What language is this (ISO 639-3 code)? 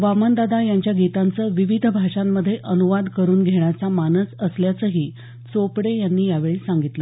mar